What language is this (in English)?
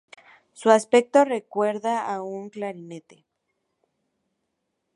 Spanish